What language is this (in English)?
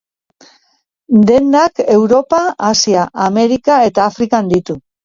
Basque